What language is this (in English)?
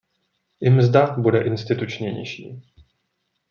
Czech